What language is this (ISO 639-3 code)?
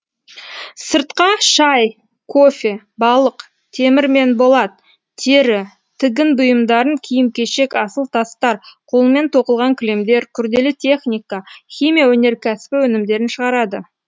kaz